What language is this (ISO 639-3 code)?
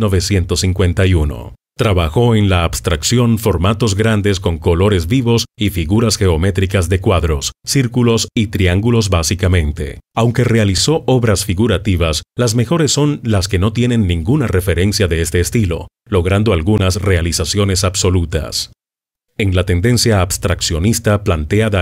spa